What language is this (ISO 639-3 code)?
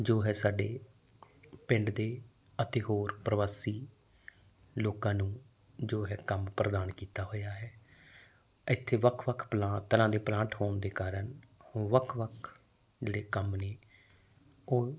pan